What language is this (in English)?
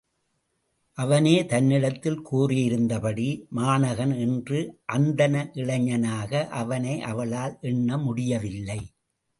Tamil